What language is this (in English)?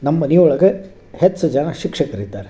Kannada